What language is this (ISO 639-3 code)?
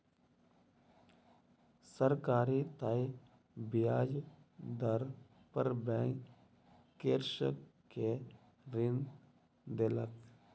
mai